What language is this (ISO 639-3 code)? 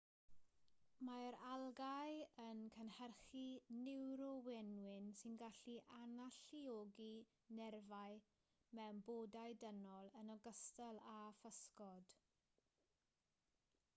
cym